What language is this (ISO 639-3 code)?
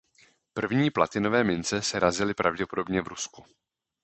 ces